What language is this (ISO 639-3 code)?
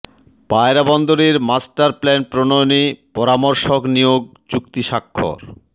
ben